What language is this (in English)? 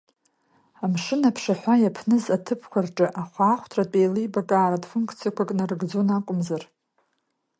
Abkhazian